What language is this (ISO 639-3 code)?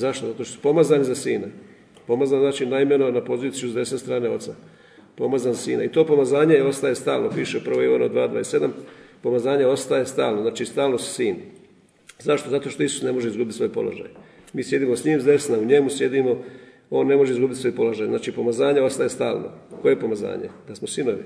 hrv